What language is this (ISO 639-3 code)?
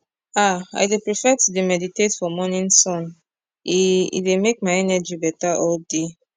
pcm